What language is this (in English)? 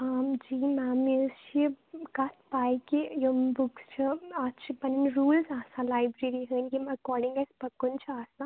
Kashmiri